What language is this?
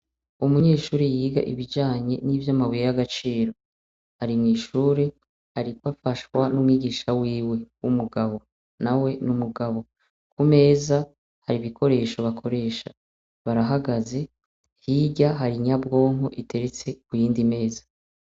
Rundi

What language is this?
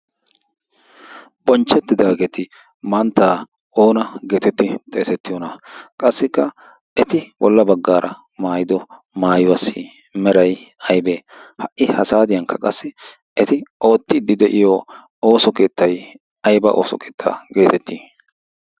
Wolaytta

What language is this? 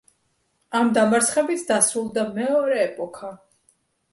Georgian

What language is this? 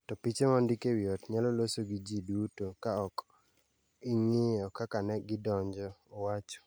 Luo (Kenya and Tanzania)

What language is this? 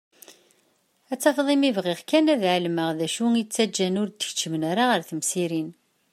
Kabyle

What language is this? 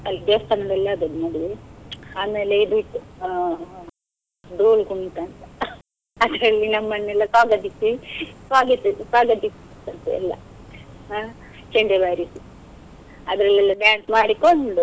Kannada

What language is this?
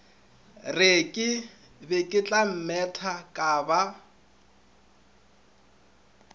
Northern Sotho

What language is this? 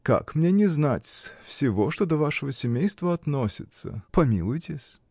Russian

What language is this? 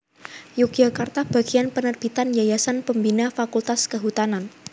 Javanese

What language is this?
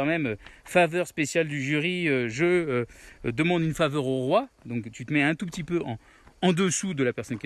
French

